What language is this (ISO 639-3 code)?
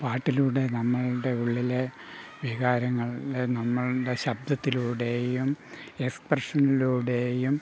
mal